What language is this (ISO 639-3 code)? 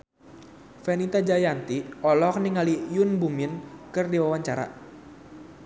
sun